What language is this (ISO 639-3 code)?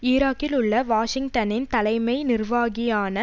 tam